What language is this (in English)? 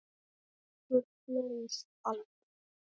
Icelandic